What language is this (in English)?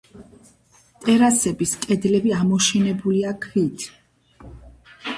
Georgian